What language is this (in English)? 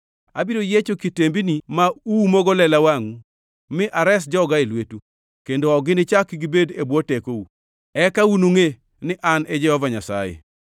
Luo (Kenya and Tanzania)